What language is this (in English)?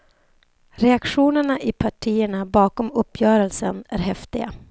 Swedish